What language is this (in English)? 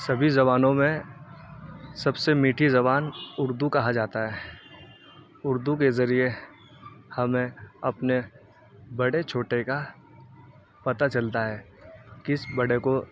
Urdu